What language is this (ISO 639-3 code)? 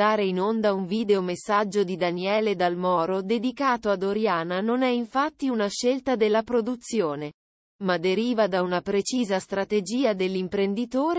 ita